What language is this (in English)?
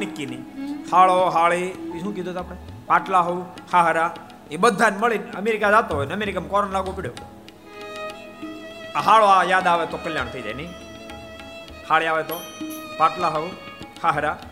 Gujarati